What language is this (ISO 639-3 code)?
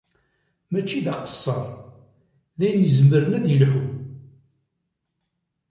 kab